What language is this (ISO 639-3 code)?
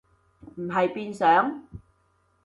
yue